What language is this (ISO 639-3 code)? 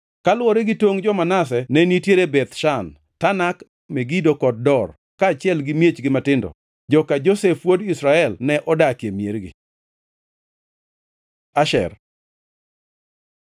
luo